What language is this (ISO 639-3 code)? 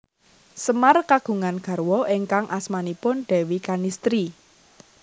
jav